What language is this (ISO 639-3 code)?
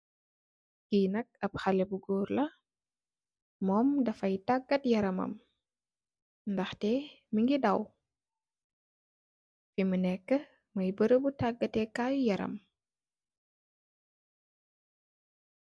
wol